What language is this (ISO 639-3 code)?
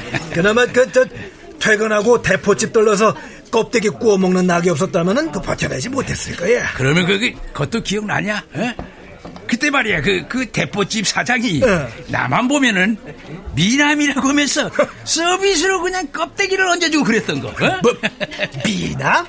kor